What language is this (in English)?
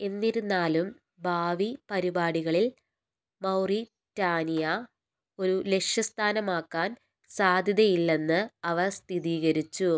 Malayalam